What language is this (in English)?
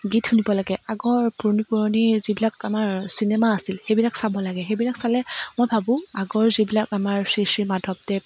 Assamese